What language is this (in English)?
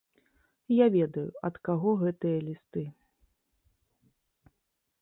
Belarusian